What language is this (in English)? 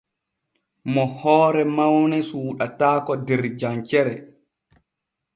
Borgu Fulfulde